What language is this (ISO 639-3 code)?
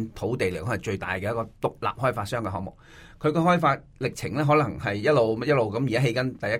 zho